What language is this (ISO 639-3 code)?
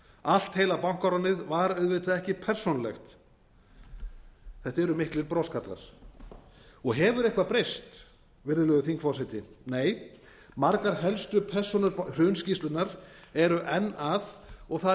isl